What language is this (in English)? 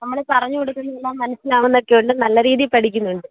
Malayalam